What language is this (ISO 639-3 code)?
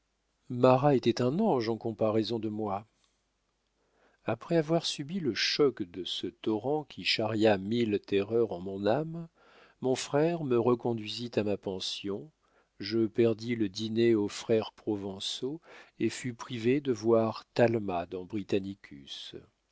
fra